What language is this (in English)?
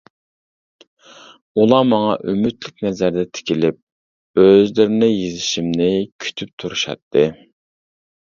Uyghur